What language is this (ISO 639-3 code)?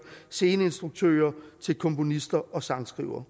dan